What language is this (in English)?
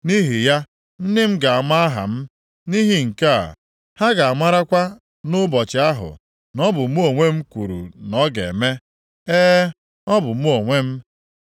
Igbo